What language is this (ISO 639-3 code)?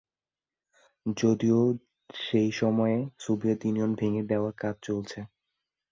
ben